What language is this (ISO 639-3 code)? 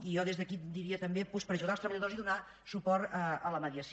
cat